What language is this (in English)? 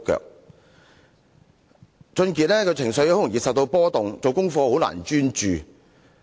Cantonese